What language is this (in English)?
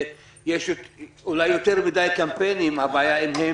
Hebrew